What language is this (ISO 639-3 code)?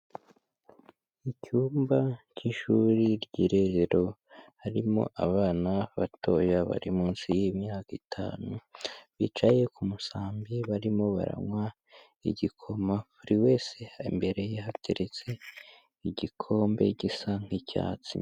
kin